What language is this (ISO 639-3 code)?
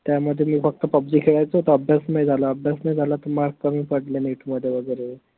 mar